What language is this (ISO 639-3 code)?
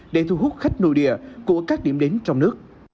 vie